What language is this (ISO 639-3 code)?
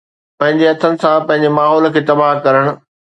snd